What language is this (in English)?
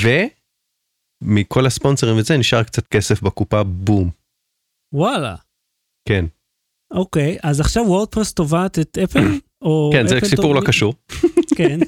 Hebrew